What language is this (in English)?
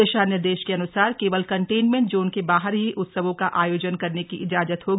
Hindi